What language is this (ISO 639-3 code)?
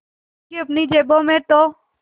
hin